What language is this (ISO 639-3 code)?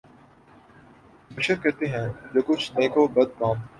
urd